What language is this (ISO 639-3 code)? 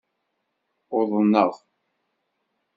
kab